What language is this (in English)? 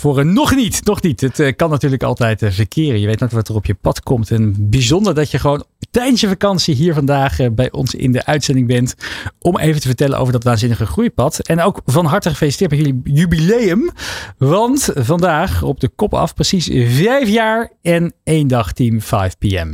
Dutch